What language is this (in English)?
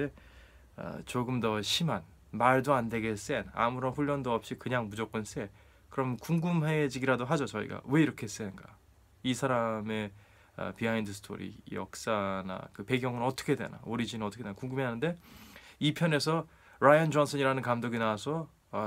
Korean